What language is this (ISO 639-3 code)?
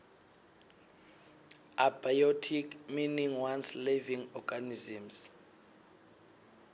ssw